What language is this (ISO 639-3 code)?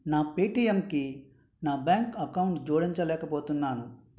tel